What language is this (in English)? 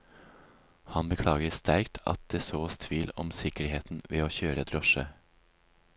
Norwegian